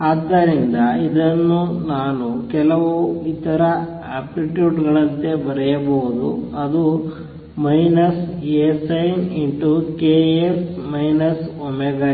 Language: Kannada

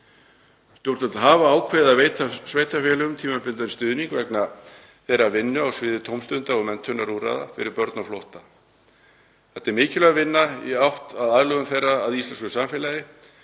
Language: Icelandic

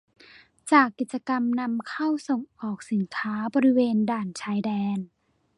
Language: Thai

